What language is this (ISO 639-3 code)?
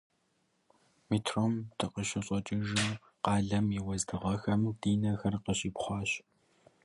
kbd